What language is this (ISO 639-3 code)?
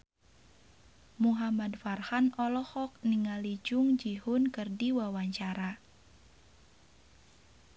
sun